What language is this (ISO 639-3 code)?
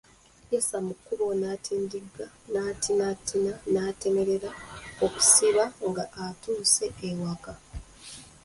lug